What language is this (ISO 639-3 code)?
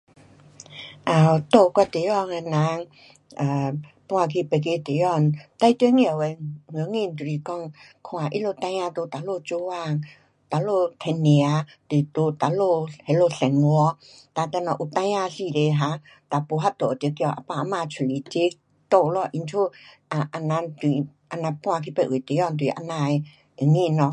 cpx